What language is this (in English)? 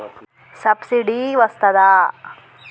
Telugu